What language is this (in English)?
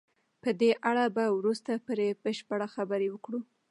Pashto